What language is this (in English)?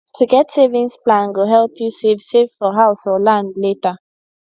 Nigerian Pidgin